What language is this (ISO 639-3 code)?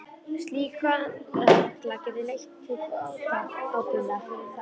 isl